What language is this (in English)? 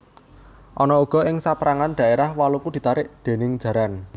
Javanese